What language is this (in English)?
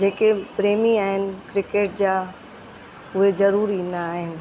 Sindhi